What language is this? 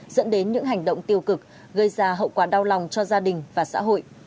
Vietnamese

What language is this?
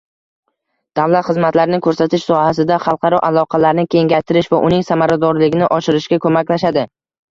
Uzbek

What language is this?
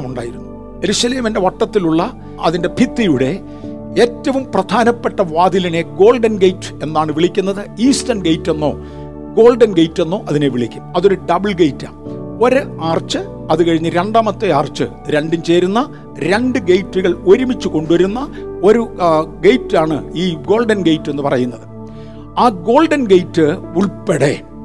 Malayalam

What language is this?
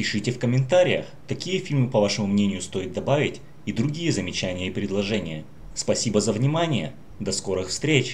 Russian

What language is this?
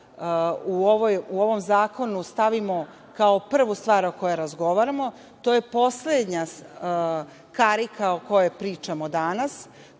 Serbian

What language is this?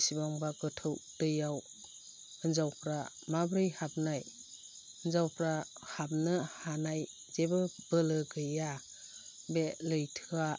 Bodo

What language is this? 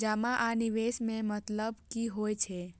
Maithili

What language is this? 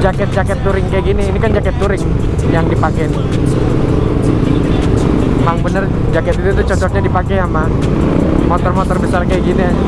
Indonesian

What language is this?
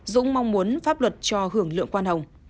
Vietnamese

